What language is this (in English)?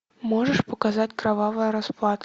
Russian